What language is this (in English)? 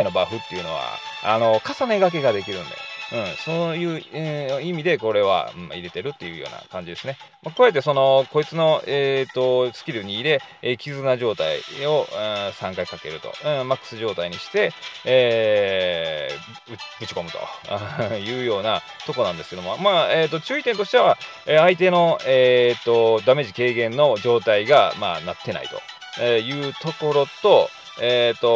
Japanese